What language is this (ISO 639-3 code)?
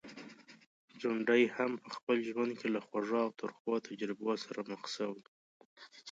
pus